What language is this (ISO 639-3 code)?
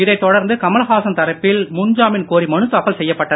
tam